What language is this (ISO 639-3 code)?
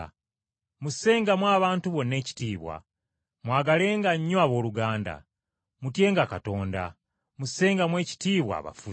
lug